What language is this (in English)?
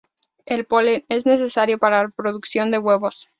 Spanish